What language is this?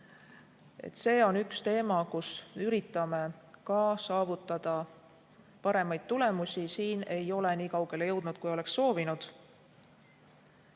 Estonian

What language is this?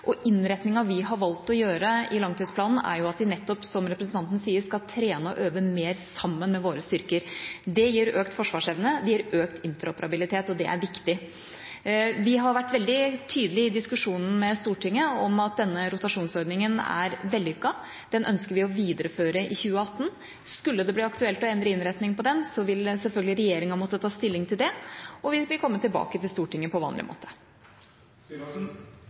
Norwegian Bokmål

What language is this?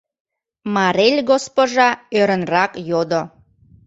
Mari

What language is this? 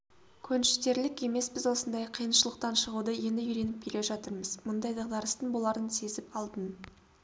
Kazakh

